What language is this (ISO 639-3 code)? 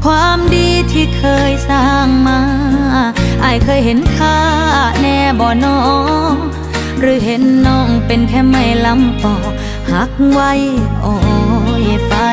tha